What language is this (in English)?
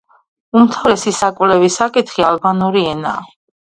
Georgian